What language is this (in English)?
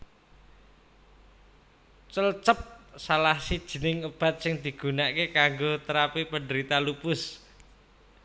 Javanese